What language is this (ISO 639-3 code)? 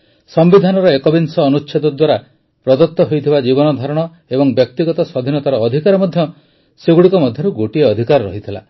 ori